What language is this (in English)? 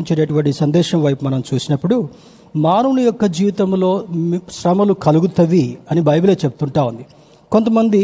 Telugu